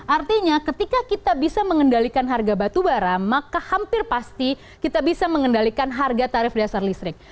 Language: Indonesian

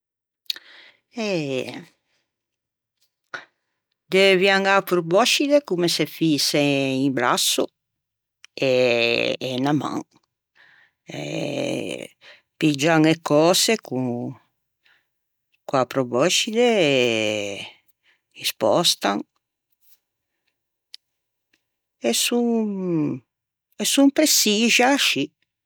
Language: Ligurian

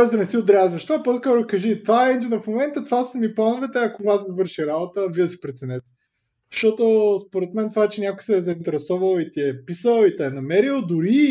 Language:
Bulgarian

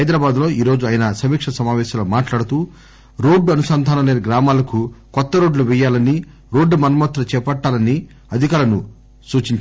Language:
Telugu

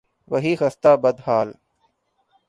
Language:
Urdu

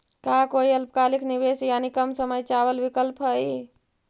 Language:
Magahi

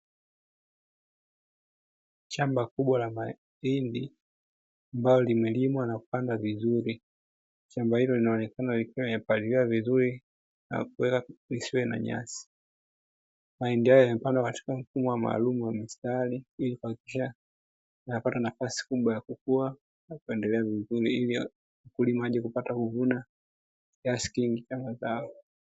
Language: Swahili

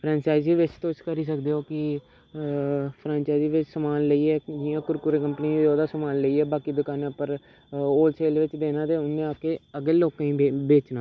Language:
Dogri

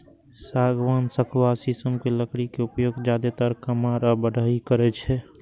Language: Maithili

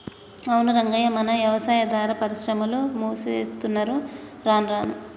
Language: Telugu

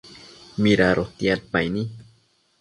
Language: Matsés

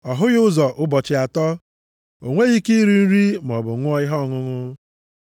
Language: Igbo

